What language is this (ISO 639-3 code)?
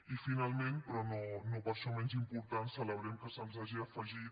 cat